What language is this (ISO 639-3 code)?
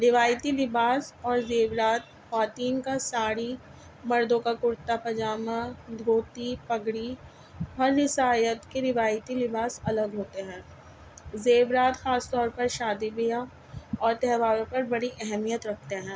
urd